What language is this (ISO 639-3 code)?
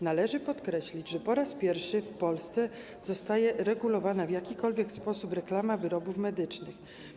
pol